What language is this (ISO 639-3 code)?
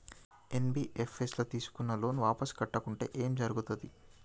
tel